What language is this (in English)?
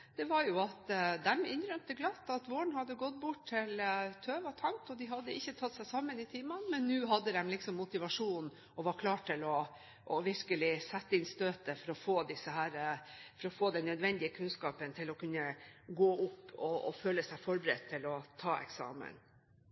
Norwegian Bokmål